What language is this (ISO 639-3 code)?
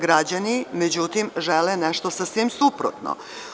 srp